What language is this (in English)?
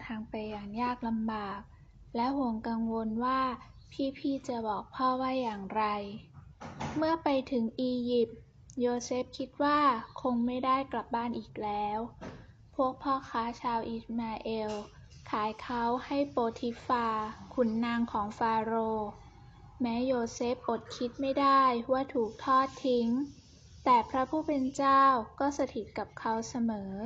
Thai